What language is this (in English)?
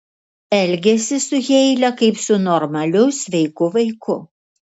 Lithuanian